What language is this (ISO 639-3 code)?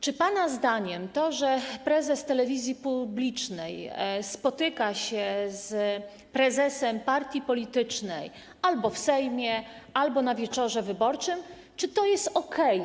pol